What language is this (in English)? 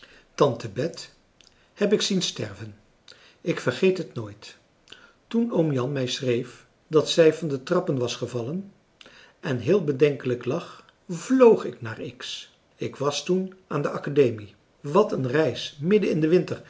Dutch